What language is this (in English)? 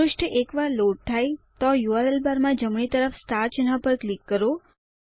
Gujarati